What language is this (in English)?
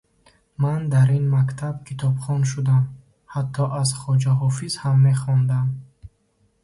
Tajik